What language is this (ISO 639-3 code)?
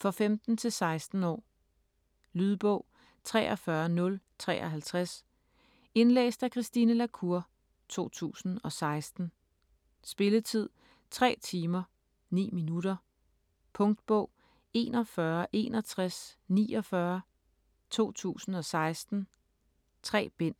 dan